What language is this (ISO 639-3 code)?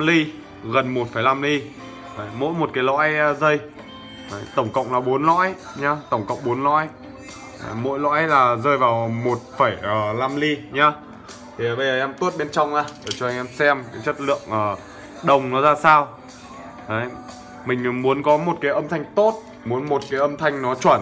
vie